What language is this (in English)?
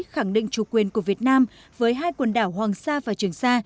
Vietnamese